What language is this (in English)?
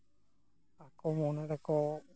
Santali